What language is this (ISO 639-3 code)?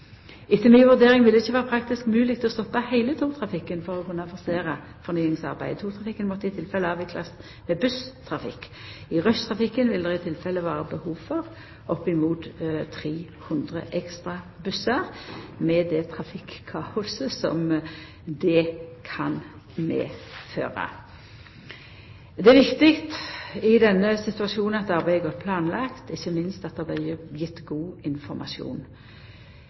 nno